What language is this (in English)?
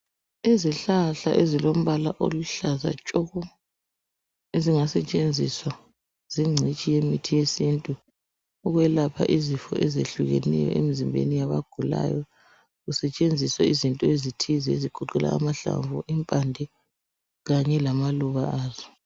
North Ndebele